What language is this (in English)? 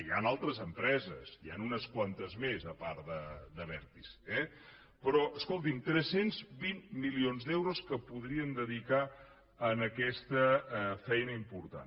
Catalan